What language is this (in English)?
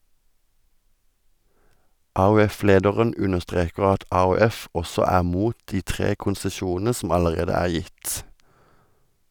Norwegian